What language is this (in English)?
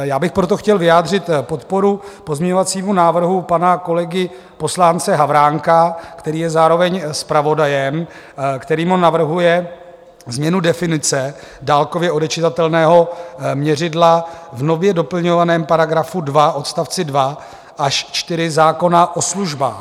Czech